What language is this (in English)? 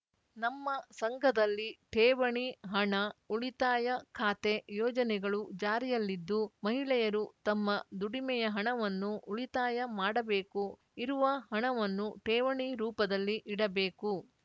Kannada